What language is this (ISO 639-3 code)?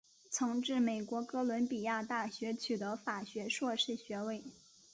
zho